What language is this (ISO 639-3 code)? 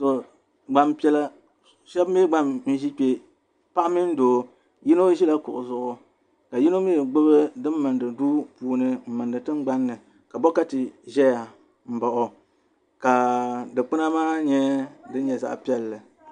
dag